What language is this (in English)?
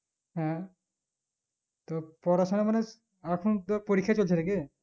Bangla